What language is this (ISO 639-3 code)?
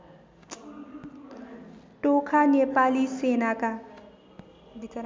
nep